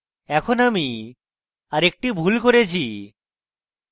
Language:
Bangla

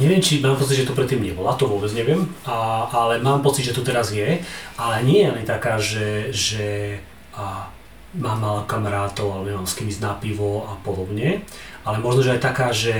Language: Slovak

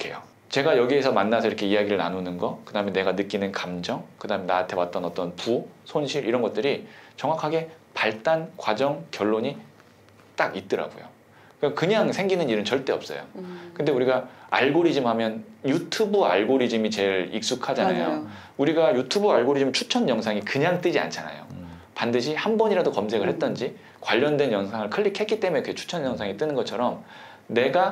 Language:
Korean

